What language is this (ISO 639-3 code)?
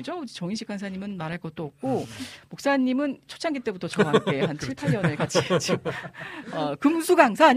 kor